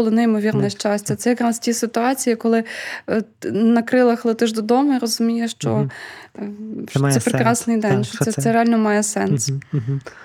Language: Ukrainian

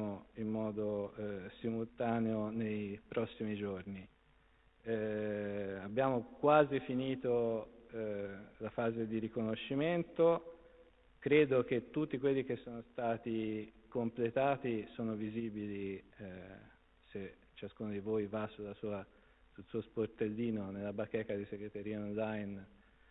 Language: Italian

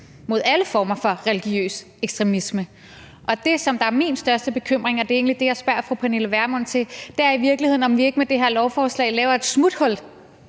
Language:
Danish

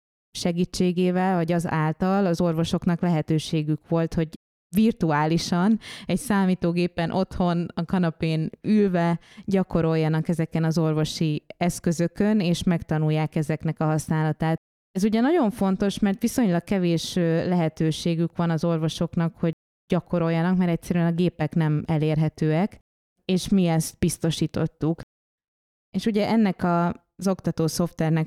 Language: Hungarian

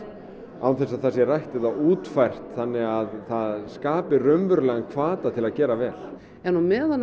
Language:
Icelandic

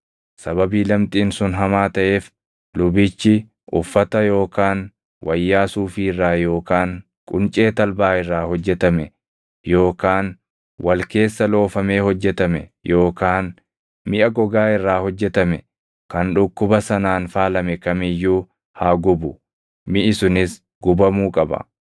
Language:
Oromo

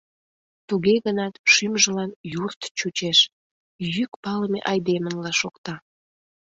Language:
Mari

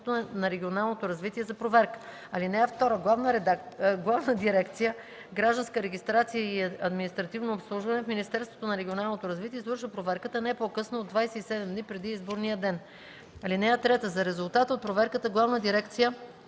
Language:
Bulgarian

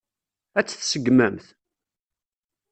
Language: Kabyle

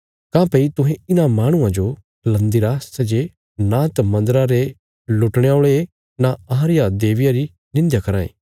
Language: Bilaspuri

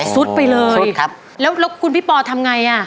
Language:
Thai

